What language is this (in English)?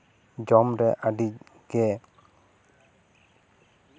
Santali